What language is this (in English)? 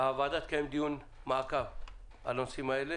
Hebrew